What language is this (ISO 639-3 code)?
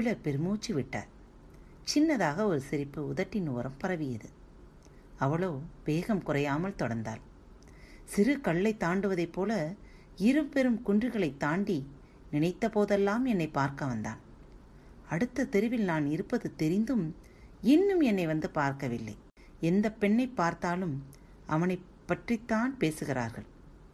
tam